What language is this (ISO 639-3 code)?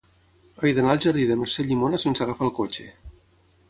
cat